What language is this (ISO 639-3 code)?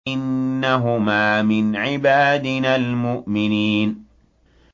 ara